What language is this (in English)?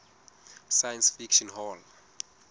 Southern Sotho